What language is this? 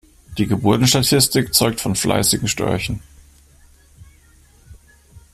German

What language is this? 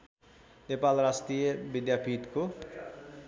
Nepali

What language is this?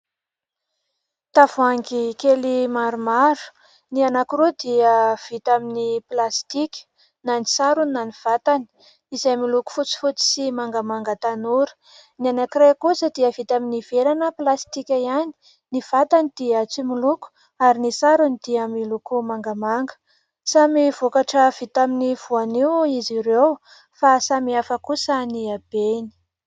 Malagasy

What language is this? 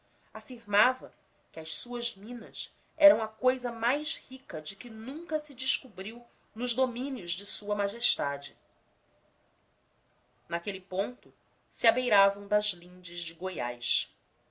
Portuguese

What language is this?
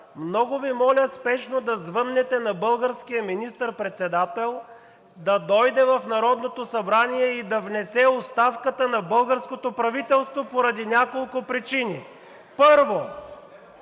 Bulgarian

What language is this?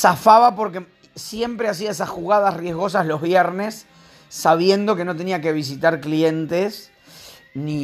Spanish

